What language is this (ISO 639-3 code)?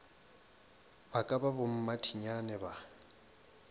nso